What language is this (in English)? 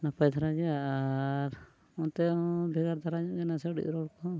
Santali